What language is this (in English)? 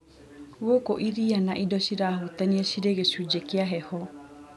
Kikuyu